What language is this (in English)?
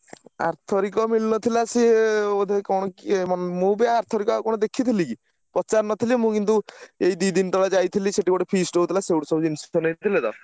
Odia